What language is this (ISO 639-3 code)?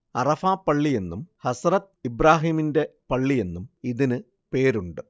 mal